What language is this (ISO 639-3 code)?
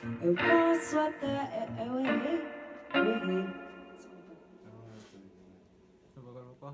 por